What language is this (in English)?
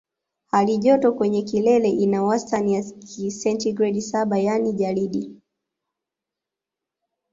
Swahili